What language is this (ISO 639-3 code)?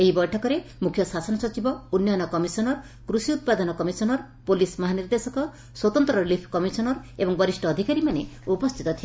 ori